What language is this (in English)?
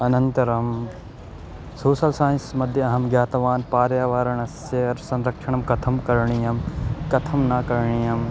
Sanskrit